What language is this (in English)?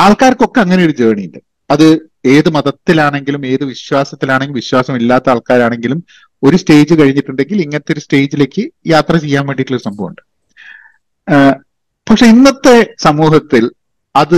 Malayalam